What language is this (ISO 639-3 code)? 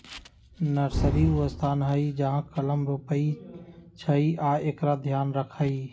mag